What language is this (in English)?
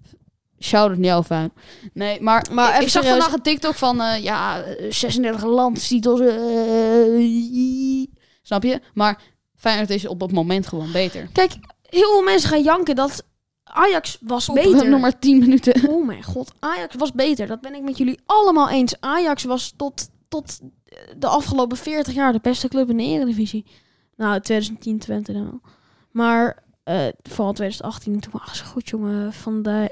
Dutch